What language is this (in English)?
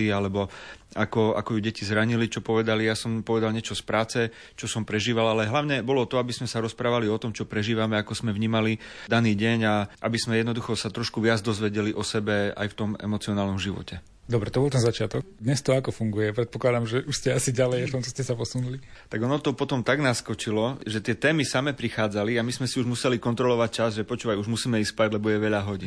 Slovak